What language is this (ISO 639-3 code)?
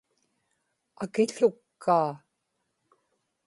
ipk